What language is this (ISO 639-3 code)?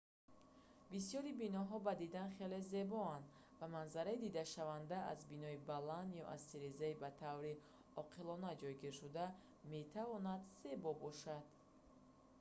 tgk